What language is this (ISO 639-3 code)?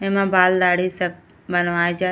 bho